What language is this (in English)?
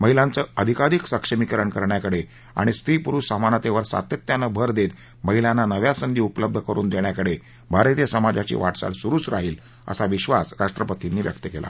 Marathi